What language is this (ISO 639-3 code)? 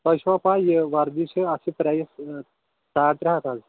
kas